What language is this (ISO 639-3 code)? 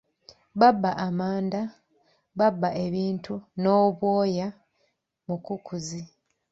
lug